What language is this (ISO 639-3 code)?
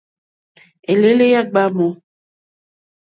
bri